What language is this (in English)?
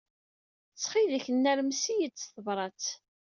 Kabyle